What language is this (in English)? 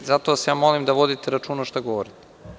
Serbian